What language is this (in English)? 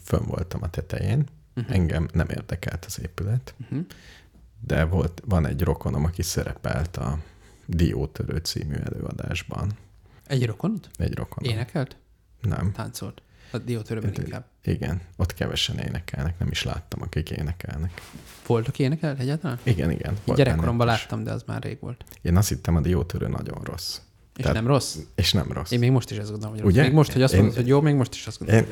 Hungarian